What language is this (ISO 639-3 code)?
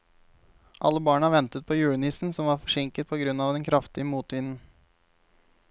nor